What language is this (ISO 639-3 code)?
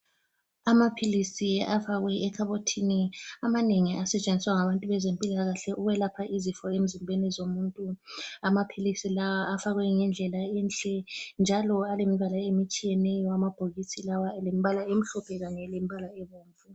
nde